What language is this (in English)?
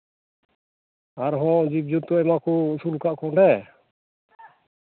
Santali